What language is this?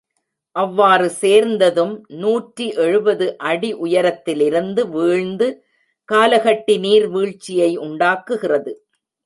Tamil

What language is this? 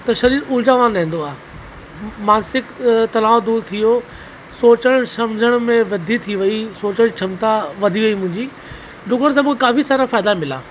Sindhi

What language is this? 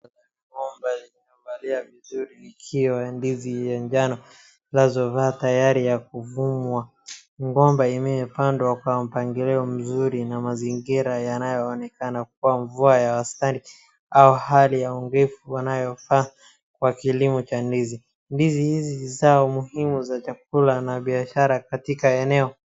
Swahili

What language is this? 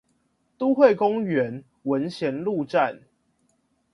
Chinese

